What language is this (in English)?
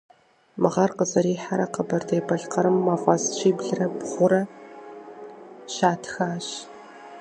Kabardian